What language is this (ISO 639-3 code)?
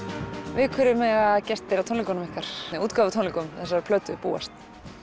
isl